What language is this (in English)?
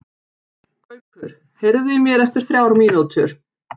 Icelandic